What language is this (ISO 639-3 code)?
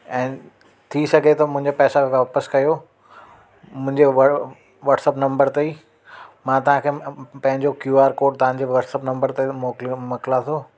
snd